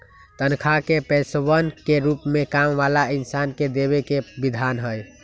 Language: Magahi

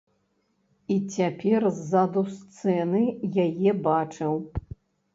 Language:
Belarusian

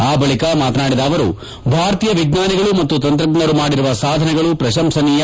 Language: Kannada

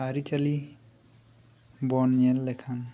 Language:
Santali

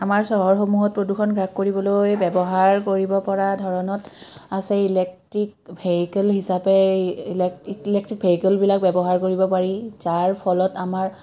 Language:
Assamese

